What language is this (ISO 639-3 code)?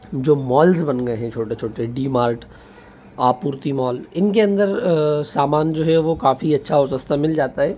hin